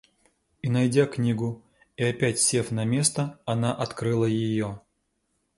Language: Russian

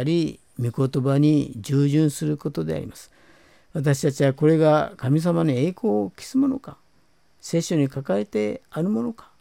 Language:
Japanese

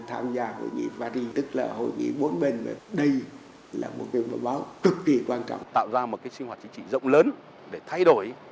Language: Vietnamese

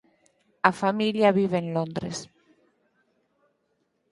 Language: Galician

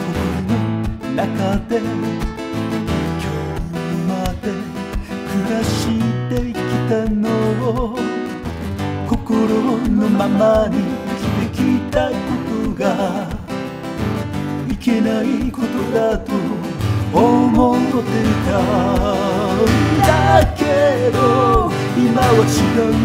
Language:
Korean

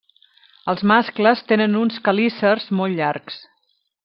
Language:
Catalan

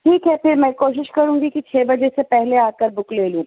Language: Urdu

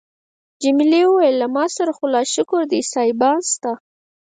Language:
Pashto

